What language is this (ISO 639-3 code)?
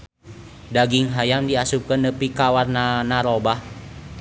sun